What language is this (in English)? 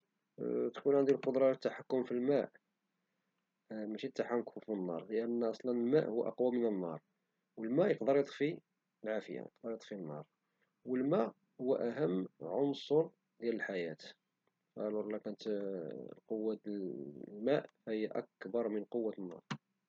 Moroccan Arabic